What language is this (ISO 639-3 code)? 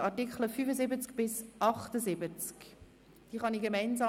gsw